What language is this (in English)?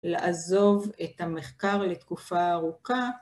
Hebrew